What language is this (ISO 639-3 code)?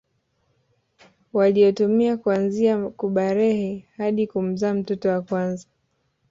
swa